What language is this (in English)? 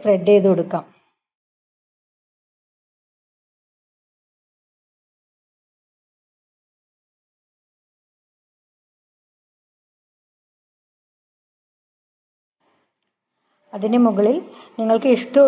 Hindi